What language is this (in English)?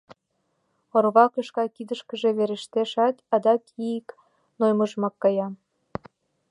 Mari